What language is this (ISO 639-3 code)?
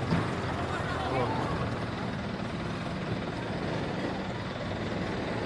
ind